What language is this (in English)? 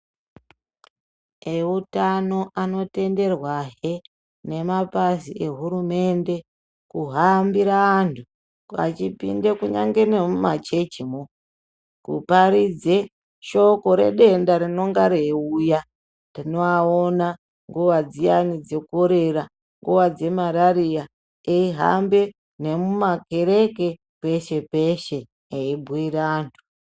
Ndau